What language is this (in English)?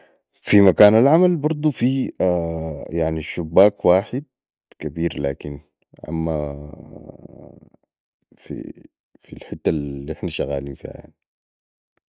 Sudanese Arabic